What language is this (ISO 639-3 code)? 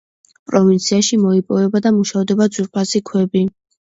kat